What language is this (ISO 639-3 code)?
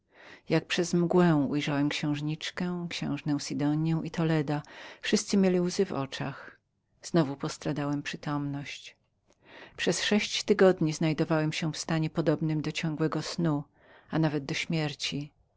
pol